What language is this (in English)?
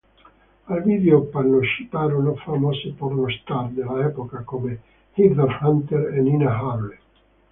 Italian